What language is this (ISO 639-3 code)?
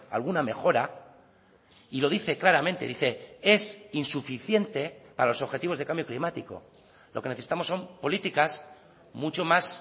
spa